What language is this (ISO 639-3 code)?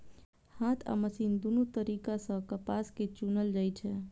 mai